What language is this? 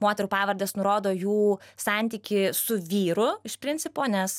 Lithuanian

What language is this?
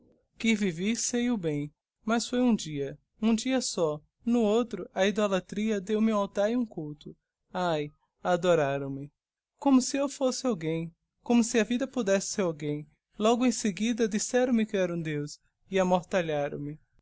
Portuguese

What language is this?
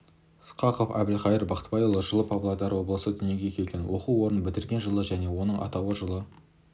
Kazakh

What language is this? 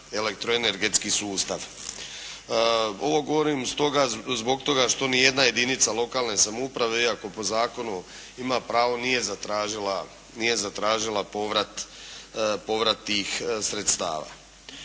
Croatian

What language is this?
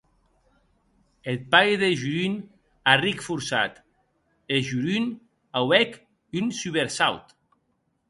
Occitan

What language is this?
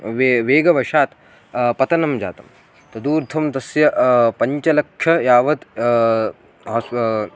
Sanskrit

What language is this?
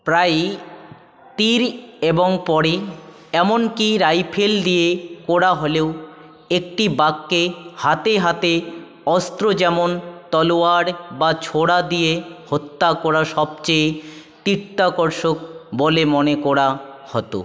Bangla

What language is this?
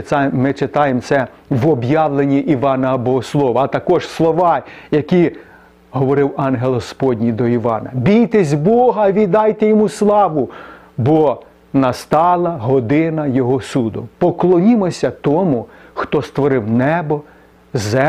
Ukrainian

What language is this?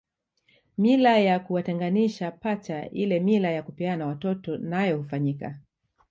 Swahili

